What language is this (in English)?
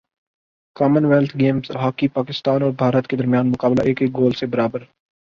Urdu